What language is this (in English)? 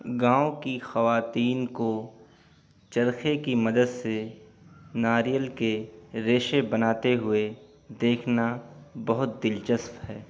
Urdu